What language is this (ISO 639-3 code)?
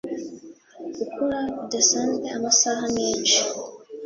kin